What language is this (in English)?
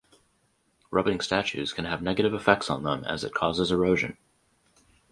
English